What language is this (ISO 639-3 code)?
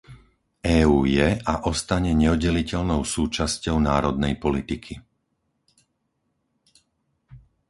slk